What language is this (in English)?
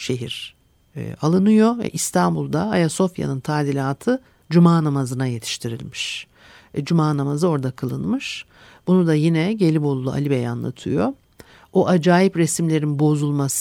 Turkish